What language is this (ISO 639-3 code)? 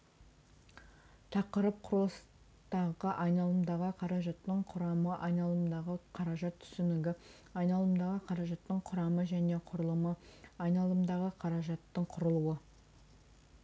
kaz